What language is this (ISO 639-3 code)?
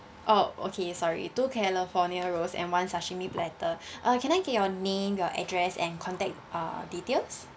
eng